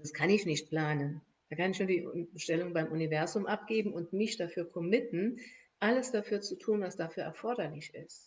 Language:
German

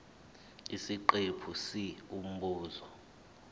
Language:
Zulu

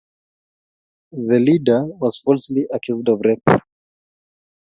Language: Kalenjin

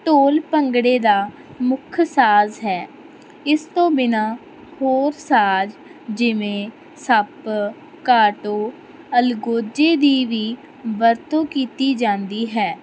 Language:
Punjabi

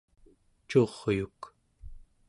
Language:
Central Yupik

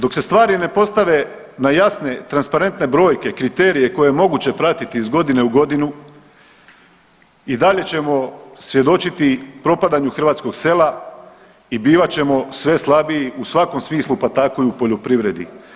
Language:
Croatian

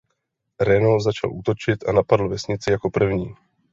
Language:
Czech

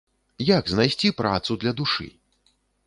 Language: Belarusian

